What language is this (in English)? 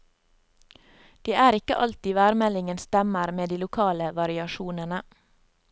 Norwegian